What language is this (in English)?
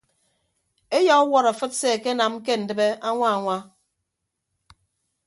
Ibibio